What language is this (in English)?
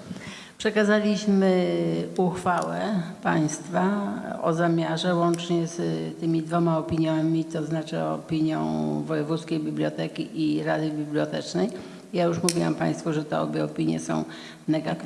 Polish